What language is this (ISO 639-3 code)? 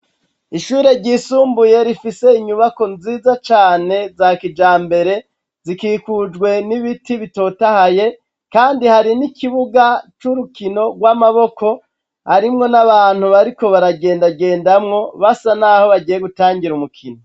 run